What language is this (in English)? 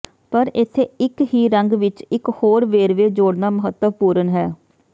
Punjabi